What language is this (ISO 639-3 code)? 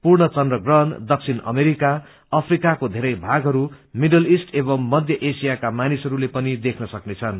nep